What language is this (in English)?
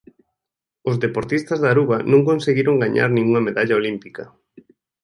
Galician